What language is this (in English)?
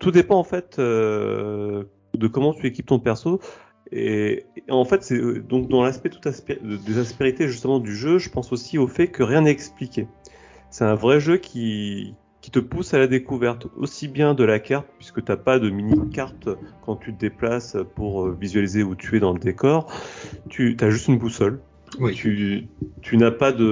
French